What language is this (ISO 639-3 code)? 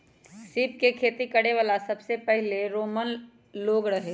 mag